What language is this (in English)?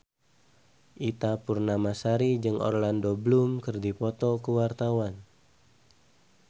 Sundanese